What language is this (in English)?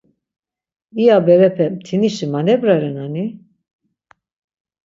Laz